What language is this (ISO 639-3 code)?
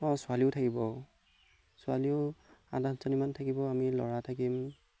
asm